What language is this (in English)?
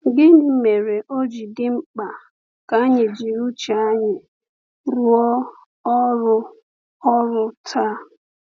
Igbo